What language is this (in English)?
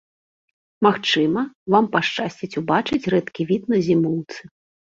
Belarusian